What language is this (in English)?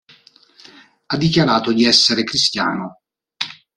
Italian